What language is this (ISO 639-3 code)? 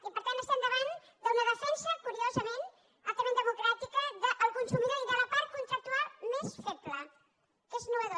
cat